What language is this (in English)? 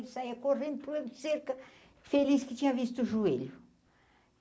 Portuguese